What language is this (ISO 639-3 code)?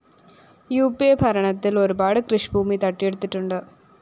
mal